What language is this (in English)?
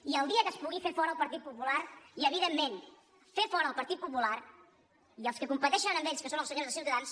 Catalan